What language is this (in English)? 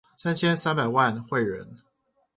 Chinese